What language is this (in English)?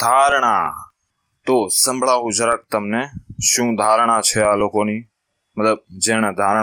Hindi